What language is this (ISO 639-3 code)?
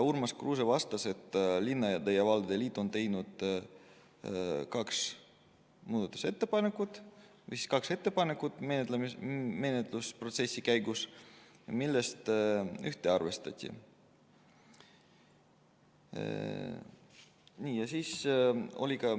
est